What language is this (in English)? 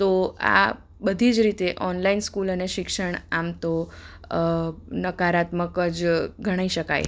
Gujarati